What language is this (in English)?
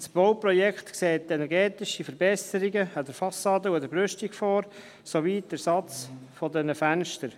Swiss German